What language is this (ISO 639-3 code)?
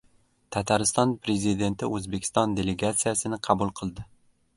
uzb